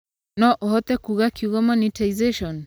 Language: Kikuyu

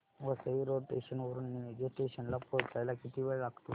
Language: Marathi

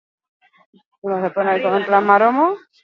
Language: Basque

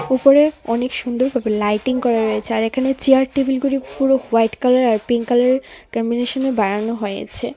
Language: Bangla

